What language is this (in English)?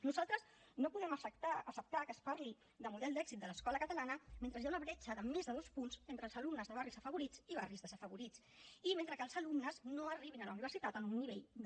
Catalan